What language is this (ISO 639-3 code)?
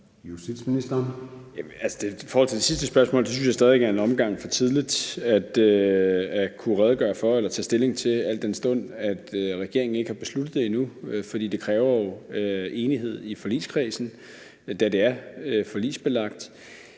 dan